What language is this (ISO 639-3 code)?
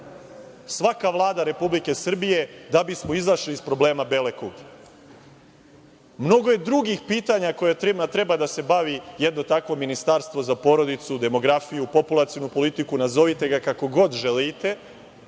srp